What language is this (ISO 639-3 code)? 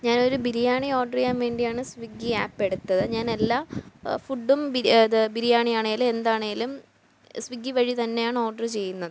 mal